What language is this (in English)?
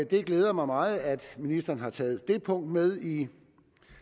Danish